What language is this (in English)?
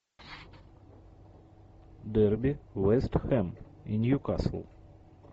Russian